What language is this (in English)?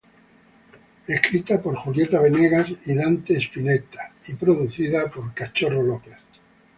Spanish